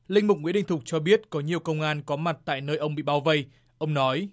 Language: Vietnamese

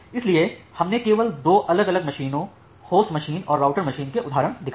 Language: Hindi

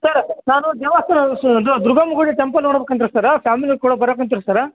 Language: Kannada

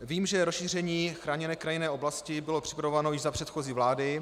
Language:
Czech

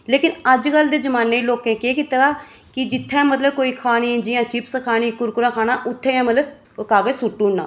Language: Dogri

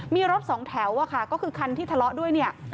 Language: Thai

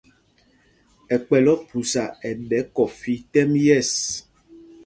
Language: Mpumpong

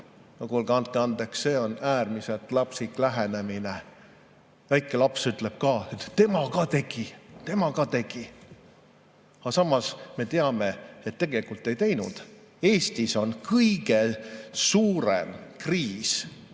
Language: Estonian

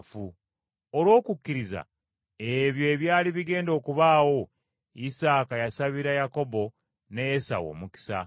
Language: Ganda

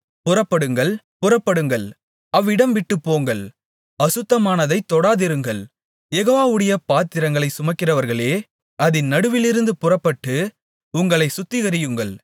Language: Tamil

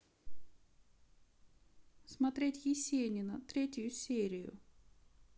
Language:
Russian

